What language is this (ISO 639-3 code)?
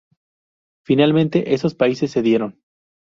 spa